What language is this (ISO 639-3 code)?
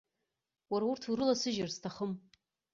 abk